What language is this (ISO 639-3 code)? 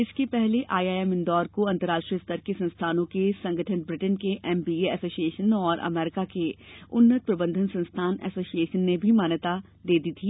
hin